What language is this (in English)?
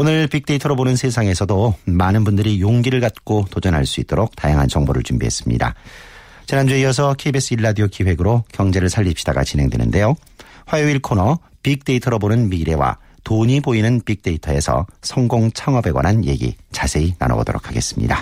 Korean